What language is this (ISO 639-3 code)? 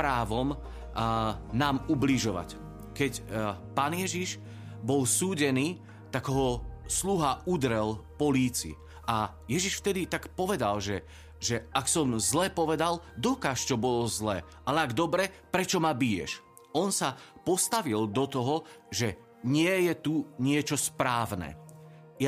slk